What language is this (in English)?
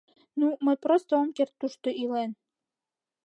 Mari